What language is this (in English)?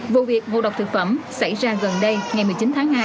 Vietnamese